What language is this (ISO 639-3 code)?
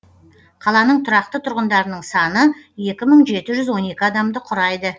kaz